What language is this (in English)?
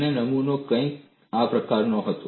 Gujarati